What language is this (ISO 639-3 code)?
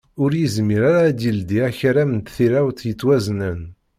kab